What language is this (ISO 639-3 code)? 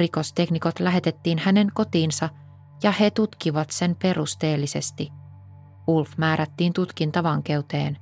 fin